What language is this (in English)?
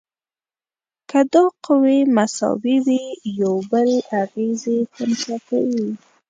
Pashto